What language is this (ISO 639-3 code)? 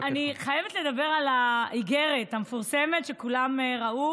heb